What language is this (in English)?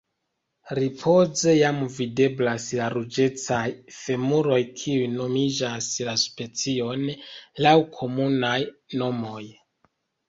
Esperanto